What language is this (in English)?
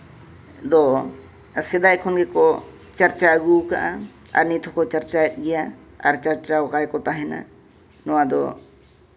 Santali